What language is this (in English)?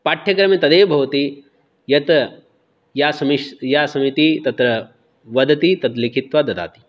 Sanskrit